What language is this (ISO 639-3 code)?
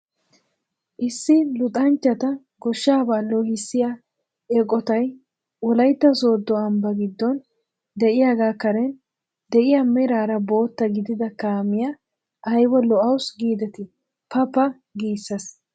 wal